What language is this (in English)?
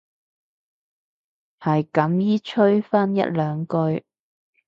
Cantonese